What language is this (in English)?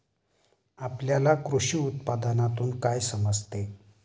Marathi